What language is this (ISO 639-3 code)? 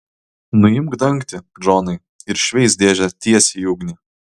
lit